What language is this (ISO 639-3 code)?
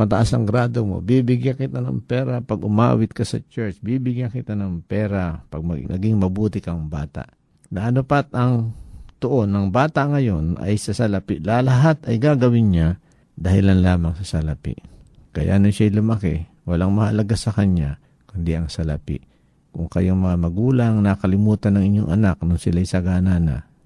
fil